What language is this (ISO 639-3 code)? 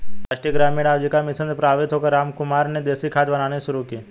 hin